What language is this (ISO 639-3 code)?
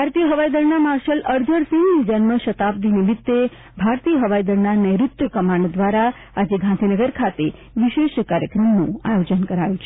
guj